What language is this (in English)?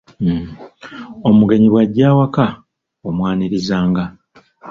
Ganda